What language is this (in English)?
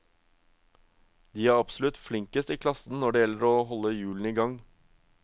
Norwegian